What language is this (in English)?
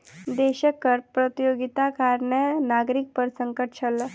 Maithili